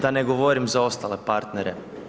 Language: Croatian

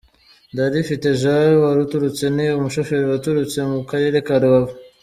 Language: Kinyarwanda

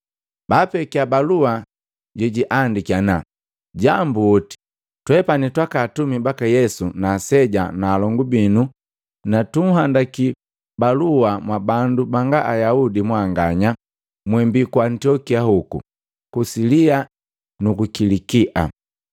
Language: Matengo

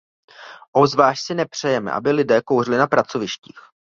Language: Czech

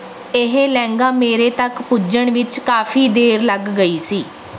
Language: Punjabi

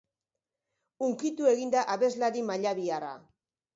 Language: Basque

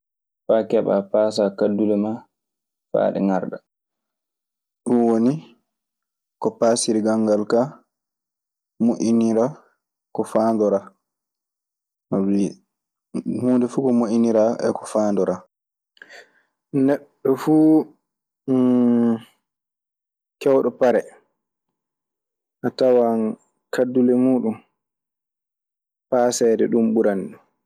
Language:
Maasina Fulfulde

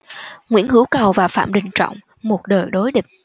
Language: Vietnamese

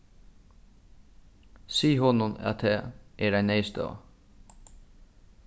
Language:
Faroese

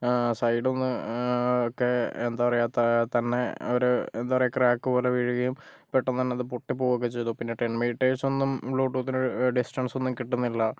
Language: Malayalam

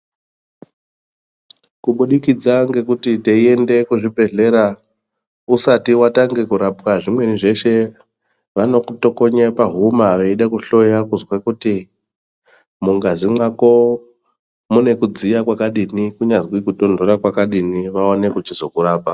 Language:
Ndau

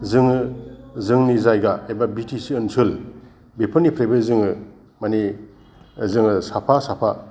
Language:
Bodo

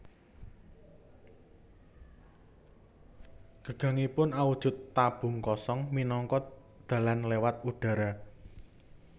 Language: Javanese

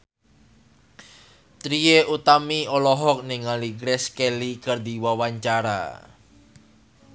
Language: Sundanese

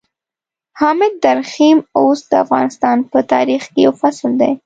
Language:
Pashto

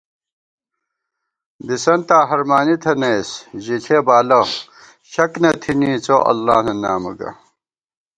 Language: Gawar-Bati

